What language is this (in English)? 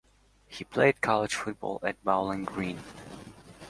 English